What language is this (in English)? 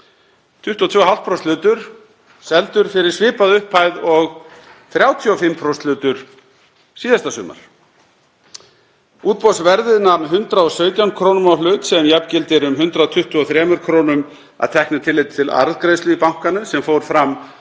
Icelandic